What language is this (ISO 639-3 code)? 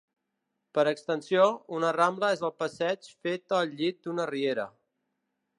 cat